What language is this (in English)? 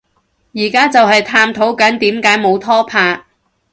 Cantonese